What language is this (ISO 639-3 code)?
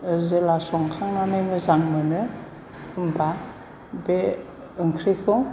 brx